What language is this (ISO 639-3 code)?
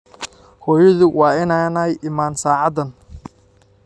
som